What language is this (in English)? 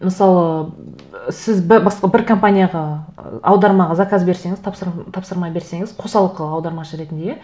Kazakh